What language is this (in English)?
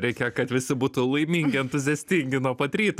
Lithuanian